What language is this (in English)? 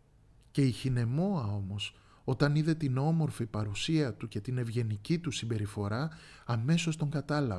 Greek